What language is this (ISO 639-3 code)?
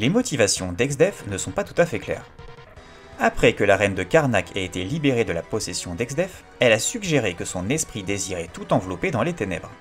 fra